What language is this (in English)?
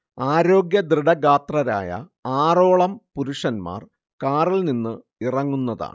Malayalam